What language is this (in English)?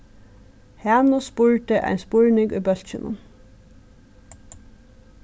Faroese